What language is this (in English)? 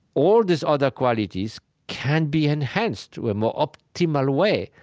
English